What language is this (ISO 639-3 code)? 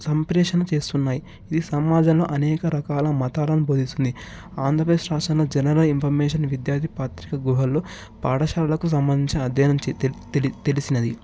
tel